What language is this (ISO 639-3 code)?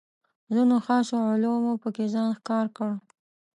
pus